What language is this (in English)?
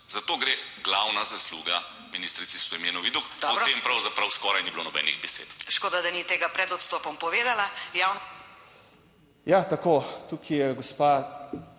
Slovenian